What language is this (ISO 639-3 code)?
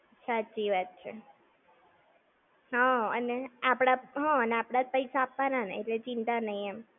guj